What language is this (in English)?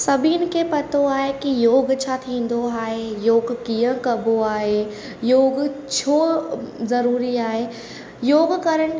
Sindhi